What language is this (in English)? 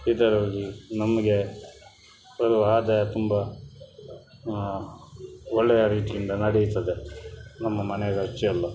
Kannada